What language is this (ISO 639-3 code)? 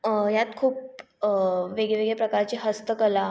mar